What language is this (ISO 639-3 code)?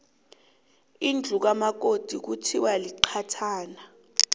nbl